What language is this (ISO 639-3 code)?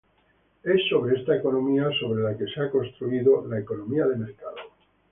spa